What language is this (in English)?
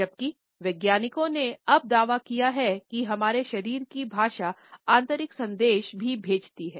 Hindi